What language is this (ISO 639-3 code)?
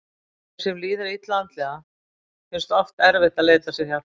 isl